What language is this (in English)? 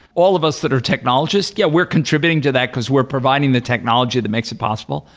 English